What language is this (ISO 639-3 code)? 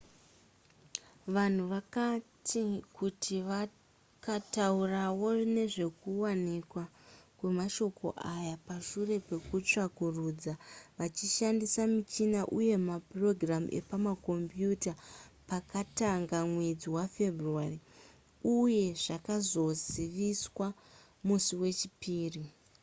sna